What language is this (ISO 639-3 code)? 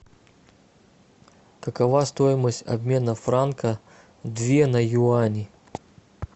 rus